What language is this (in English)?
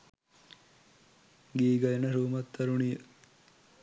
Sinhala